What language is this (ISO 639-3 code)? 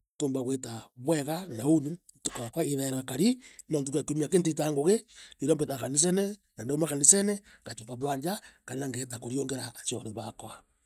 mer